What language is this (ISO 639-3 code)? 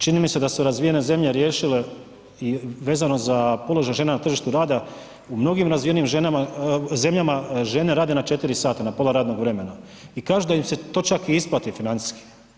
hrv